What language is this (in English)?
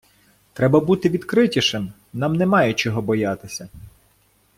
Ukrainian